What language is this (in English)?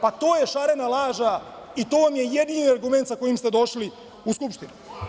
Serbian